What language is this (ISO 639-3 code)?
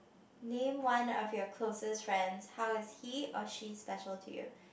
eng